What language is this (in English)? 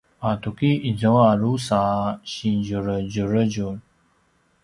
Paiwan